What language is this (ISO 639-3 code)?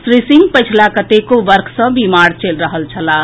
mai